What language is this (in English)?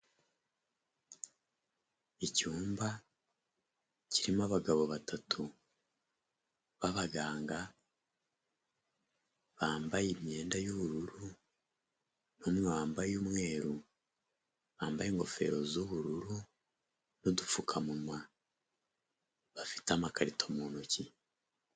Kinyarwanda